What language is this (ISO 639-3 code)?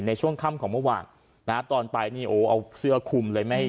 tha